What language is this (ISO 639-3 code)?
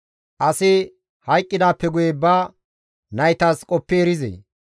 gmv